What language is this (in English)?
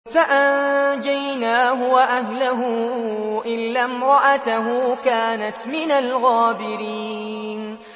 Arabic